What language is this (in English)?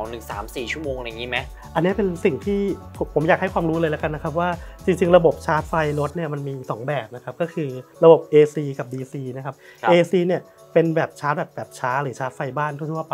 Thai